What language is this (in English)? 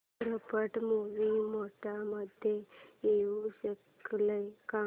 Marathi